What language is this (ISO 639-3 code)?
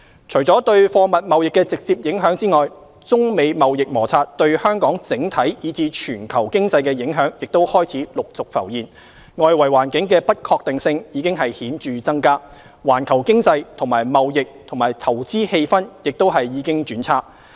yue